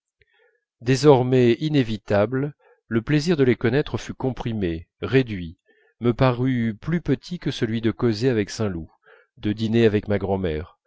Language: French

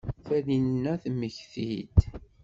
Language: Kabyle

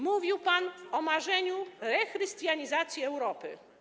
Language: Polish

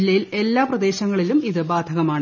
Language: Malayalam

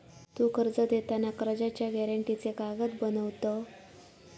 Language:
Marathi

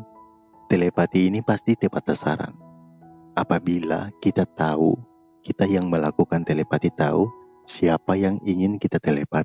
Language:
Indonesian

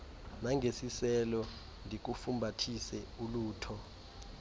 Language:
Xhosa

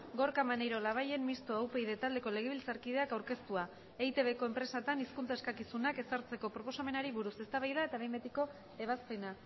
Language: Basque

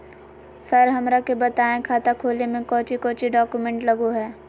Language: Magahi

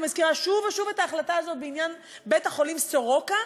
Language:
Hebrew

